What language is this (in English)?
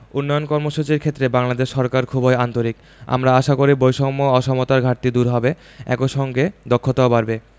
Bangla